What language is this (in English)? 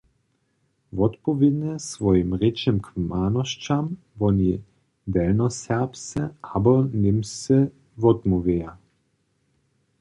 Upper Sorbian